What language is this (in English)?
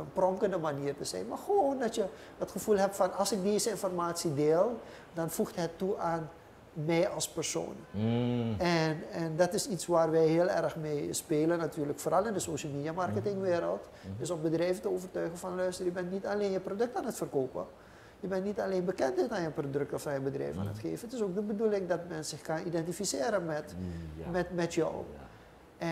Dutch